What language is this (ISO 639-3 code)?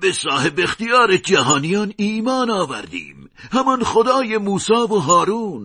fas